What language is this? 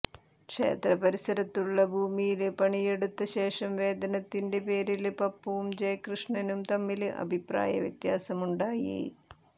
Malayalam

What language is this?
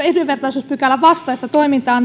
Finnish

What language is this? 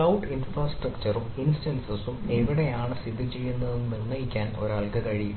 Malayalam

